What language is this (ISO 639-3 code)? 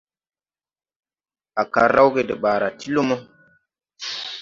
tui